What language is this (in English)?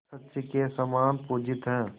Hindi